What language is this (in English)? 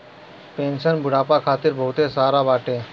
Bhojpuri